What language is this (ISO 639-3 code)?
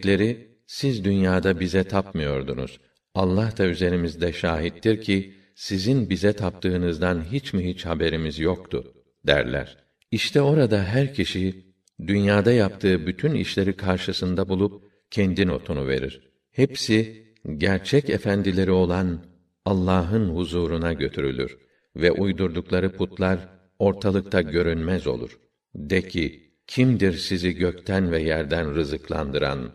tur